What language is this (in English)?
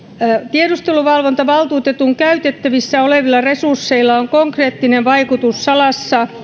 Finnish